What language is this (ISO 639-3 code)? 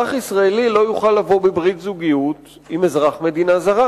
heb